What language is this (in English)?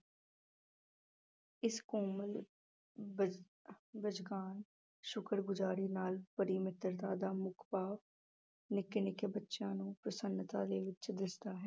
Punjabi